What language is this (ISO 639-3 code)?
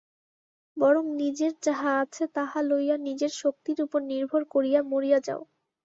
ben